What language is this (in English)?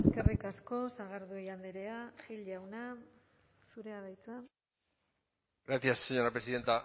Basque